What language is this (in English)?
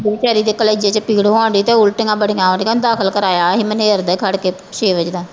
Punjabi